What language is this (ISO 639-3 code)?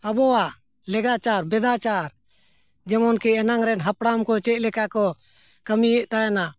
sat